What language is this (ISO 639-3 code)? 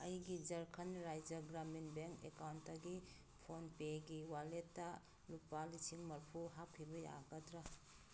mni